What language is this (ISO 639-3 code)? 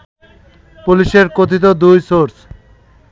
ben